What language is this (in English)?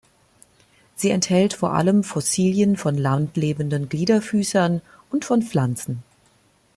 German